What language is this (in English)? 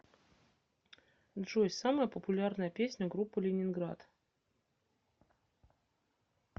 Russian